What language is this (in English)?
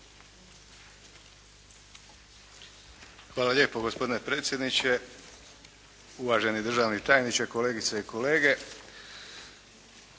Croatian